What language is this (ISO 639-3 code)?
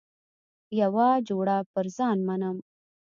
pus